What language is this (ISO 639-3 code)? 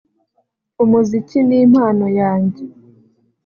kin